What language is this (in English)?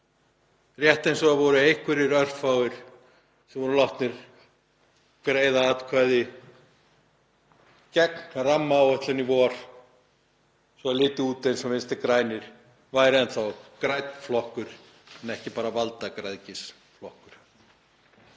Icelandic